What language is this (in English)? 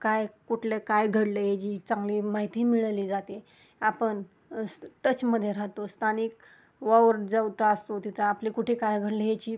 Marathi